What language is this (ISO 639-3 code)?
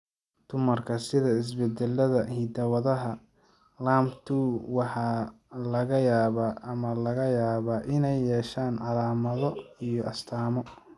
som